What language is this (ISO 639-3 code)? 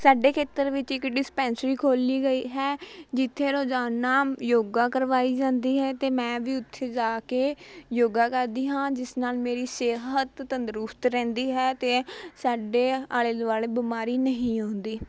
pan